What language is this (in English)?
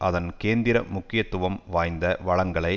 Tamil